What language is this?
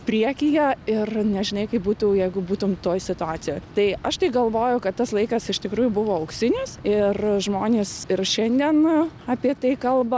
Lithuanian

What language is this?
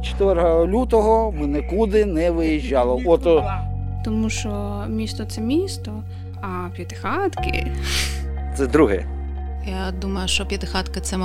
Ukrainian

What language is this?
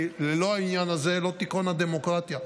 Hebrew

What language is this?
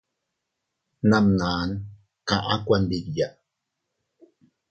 Teutila Cuicatec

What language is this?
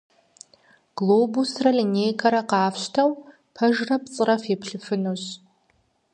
Kabardian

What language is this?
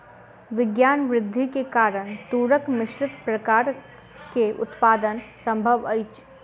Maithili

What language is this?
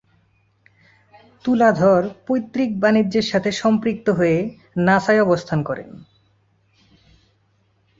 Bangla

